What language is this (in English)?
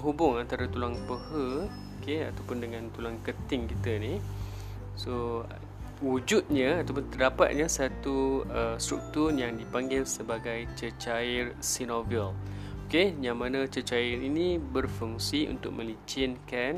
Malay